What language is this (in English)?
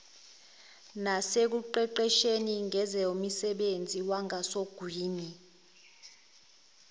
Zulu